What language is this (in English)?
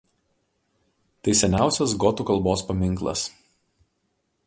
Lithuanian